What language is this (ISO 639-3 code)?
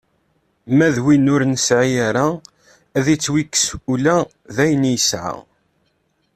kab